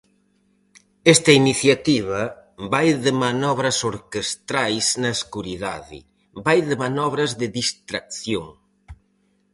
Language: Galician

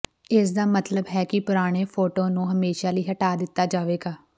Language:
Punjabi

